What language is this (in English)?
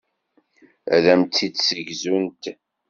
Kabyle